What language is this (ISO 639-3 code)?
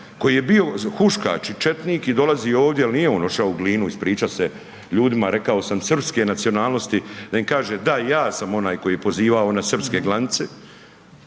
hrv